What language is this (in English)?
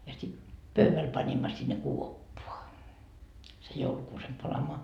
Finnish